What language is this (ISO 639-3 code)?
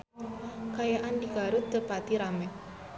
sun